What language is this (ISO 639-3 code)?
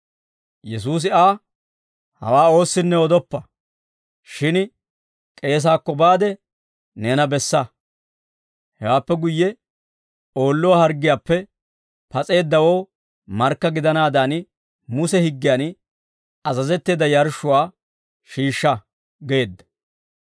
dwr